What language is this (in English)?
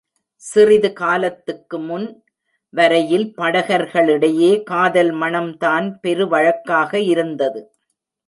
Tamil